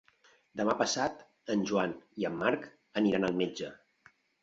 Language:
Catalan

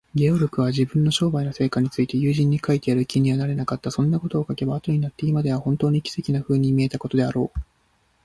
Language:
Japanese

